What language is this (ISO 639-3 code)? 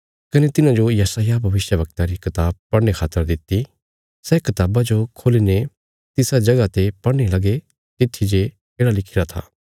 kfs